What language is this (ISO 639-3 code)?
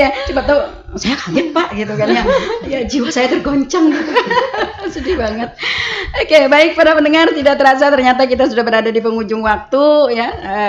ind